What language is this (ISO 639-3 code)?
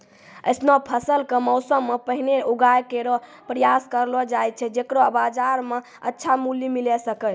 mai